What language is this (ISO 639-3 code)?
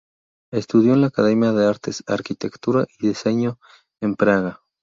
spa